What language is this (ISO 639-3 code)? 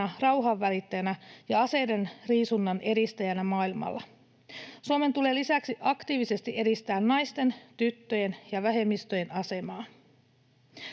fin